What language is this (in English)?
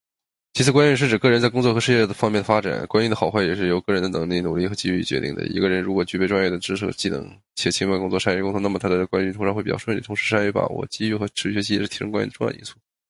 Chinese